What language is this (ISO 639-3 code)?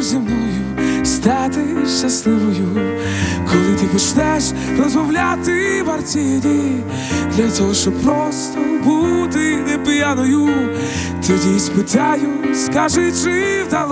ukr